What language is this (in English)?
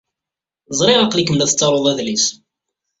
Kabyle